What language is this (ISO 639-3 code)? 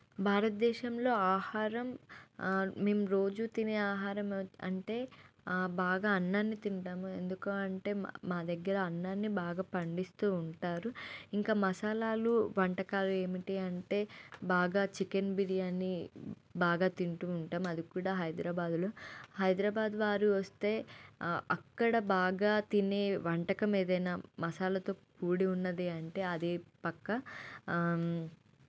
tel